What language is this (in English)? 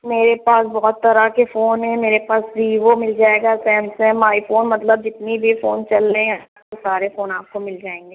Urdu